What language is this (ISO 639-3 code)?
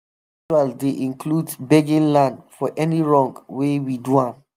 pcm